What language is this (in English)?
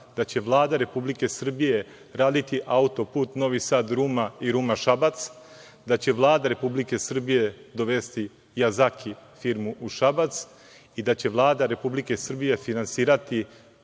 Serbian